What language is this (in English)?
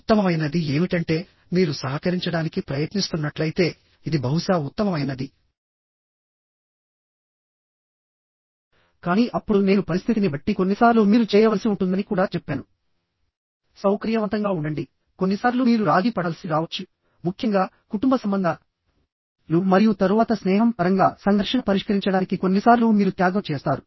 Telugu